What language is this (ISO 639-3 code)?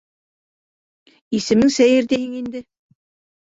bak